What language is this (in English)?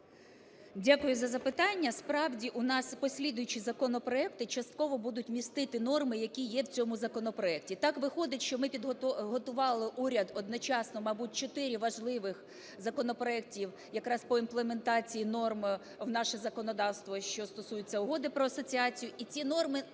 Ukrainian